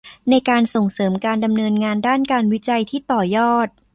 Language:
Thai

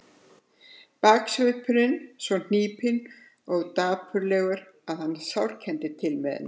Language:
Icelandic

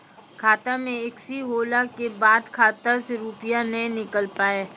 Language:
Maithili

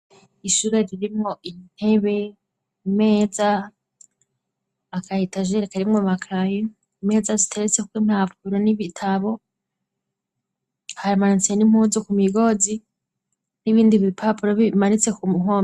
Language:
Rundi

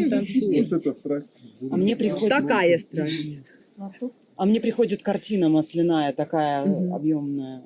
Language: Russian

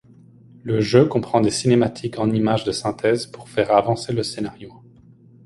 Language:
French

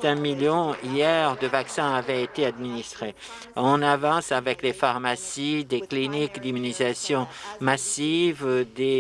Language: French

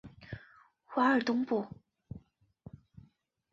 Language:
Chinese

